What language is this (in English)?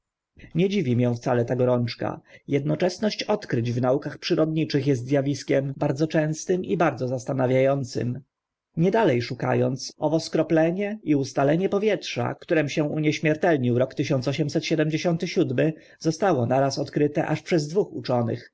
Polish